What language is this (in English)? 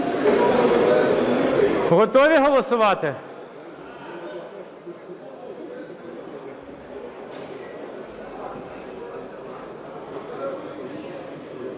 Ukrainian